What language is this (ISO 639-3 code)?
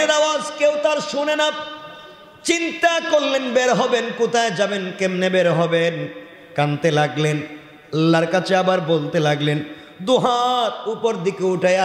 ara